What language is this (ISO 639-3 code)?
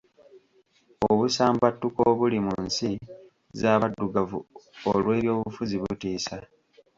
lug